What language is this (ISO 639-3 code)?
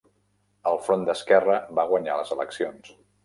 cat